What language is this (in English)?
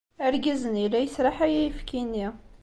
Kabyle